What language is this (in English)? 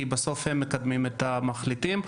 Hebrew